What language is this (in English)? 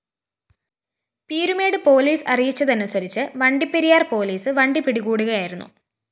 Malayalam